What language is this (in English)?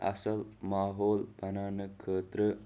Kashmiri